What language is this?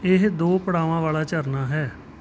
Punjabi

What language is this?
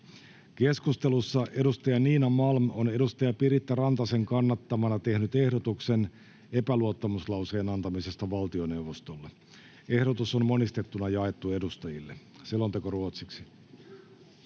Finnish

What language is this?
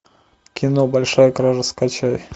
Russian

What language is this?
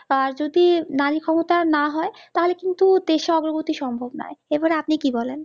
Bangla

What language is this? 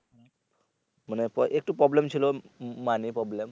Bangla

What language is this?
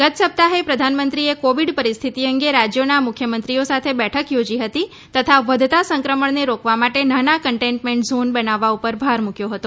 Gujarati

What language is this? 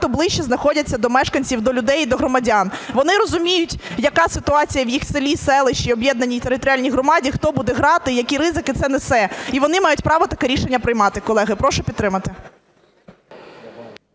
Ukrainian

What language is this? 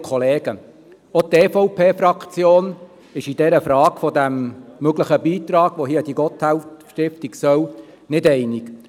Swiss German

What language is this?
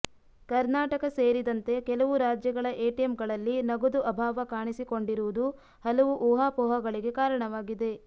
Kannada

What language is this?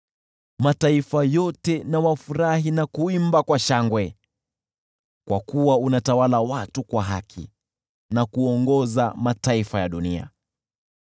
Swahili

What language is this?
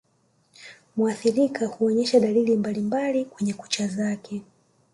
Swahili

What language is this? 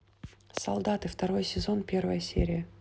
Russian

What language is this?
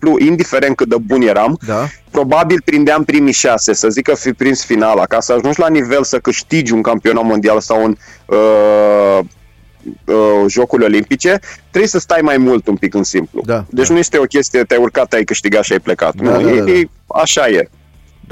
Romanian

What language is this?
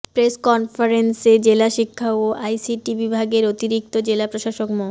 Bangla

